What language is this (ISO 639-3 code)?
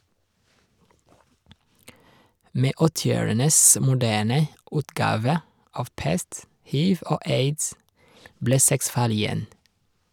nor